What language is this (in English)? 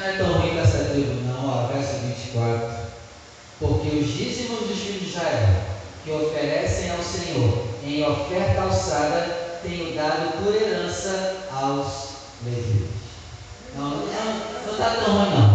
Portuguese